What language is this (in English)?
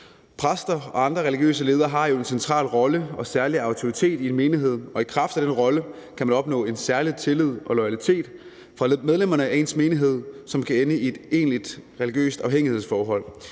Danish